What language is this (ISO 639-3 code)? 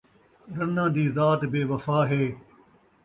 skr